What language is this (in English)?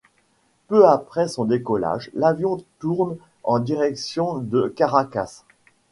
French